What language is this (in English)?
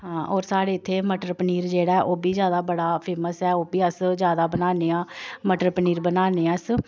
Dogri